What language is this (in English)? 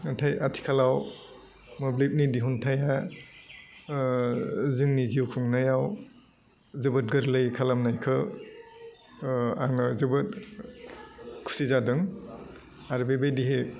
Bodo